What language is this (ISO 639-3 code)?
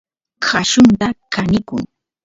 qus